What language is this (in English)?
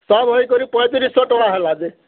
Odia